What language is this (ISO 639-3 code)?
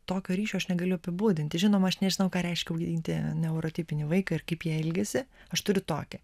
lit